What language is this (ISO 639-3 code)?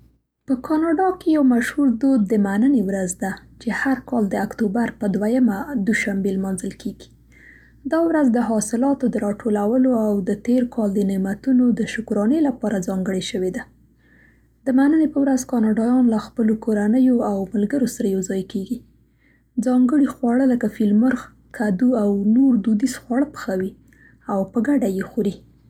pst